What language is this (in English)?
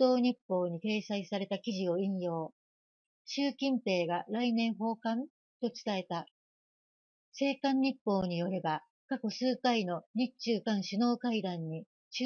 Japanese